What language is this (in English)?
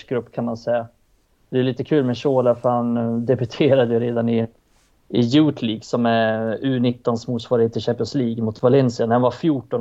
Swedish